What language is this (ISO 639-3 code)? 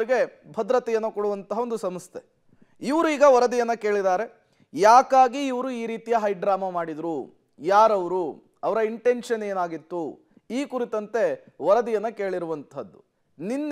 kan